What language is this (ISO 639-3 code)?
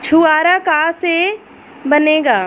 bho